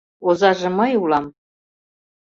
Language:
Mari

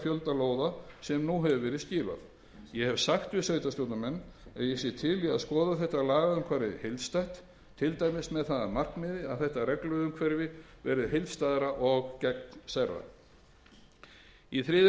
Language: Icelandic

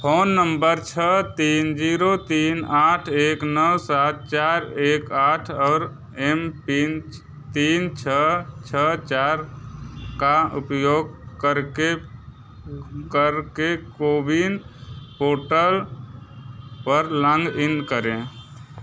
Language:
Hindi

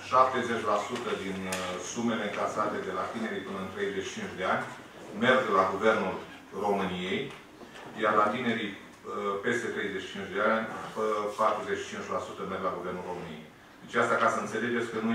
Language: Romanian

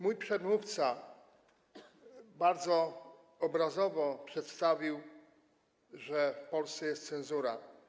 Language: Polish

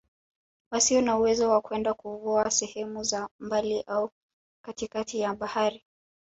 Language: Swahili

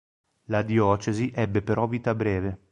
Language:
Italian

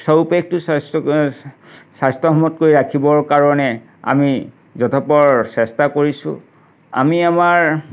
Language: Assamese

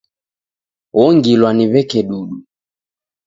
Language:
Taita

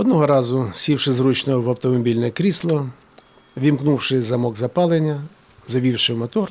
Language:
Ukrainian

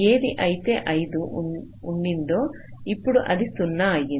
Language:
Telugu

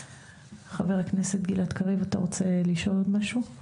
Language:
Hebrew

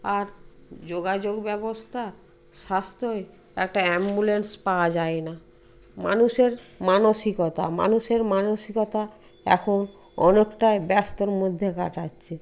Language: Bangla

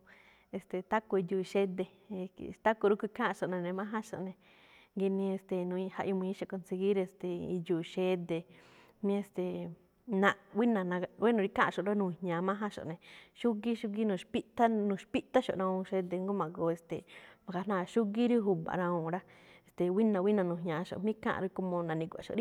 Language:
Malinaltepec Me'phaa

